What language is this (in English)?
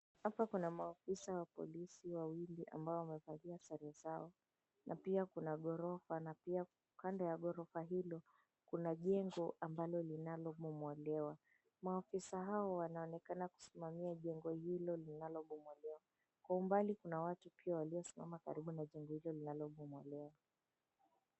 Swahili